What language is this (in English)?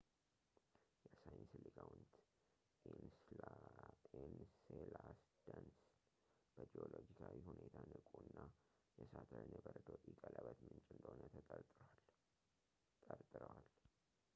Amharic